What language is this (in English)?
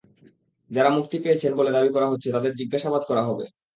Bangla